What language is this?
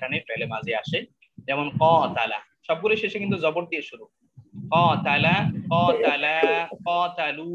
Indonesian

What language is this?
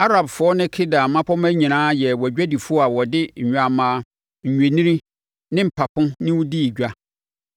Akan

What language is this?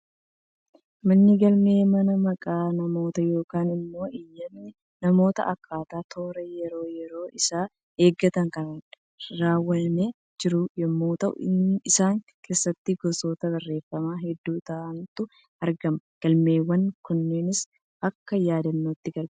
Oromo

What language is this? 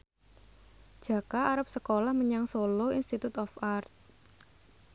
Javanese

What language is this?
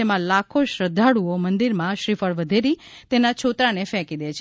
Gujarati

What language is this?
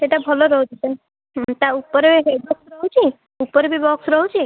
Odia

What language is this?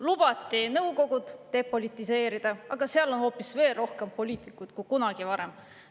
Estonian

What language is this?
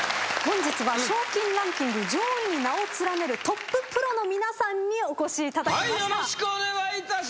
Japanese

